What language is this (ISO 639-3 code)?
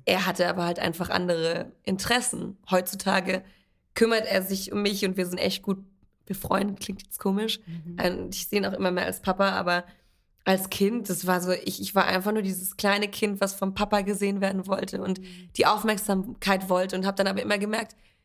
deu